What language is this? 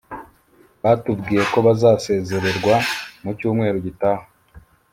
Kinyarwanda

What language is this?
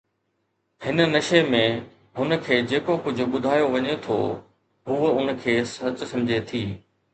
Sindhi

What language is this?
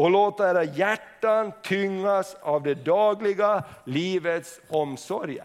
Swedish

